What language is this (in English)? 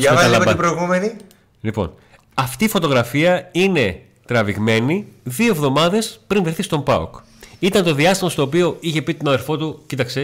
Greek